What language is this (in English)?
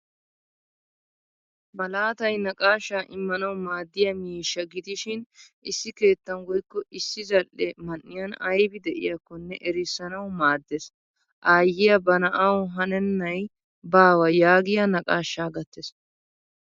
Wolaytta